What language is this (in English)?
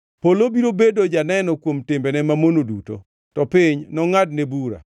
Luo (Kenya and Tanzania)